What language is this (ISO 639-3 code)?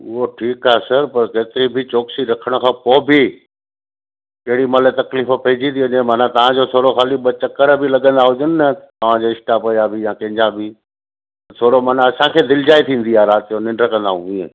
snd